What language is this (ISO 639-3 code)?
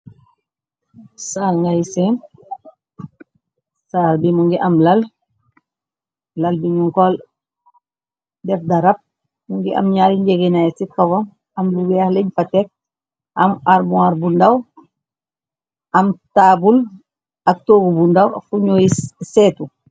wol